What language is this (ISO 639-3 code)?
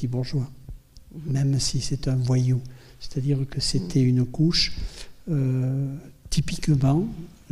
fra